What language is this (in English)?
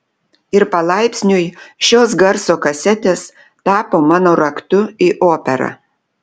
Lithuanian